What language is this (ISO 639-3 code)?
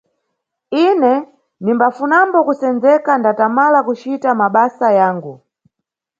nyu